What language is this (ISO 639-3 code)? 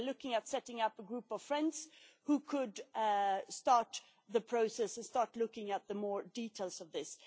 eng